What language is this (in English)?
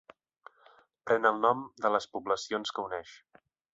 Catalan